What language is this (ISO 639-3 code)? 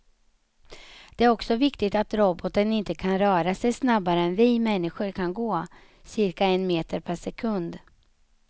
swe